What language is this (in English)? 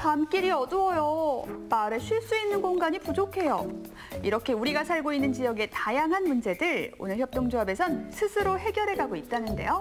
Korean